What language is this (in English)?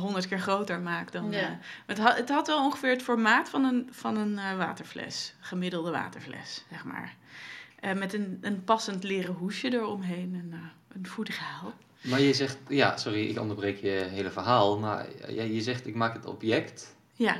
Dutch